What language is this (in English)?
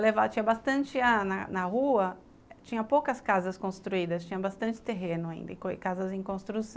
Portuguese